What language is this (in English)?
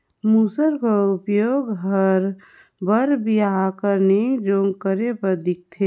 Chhattisgarhi